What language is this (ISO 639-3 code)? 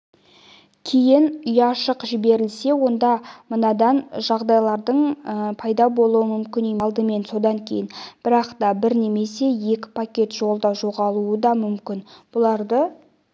kaz